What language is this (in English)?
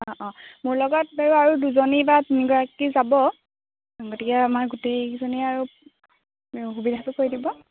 Assamese